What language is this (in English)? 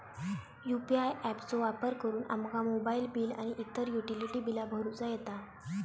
Marathi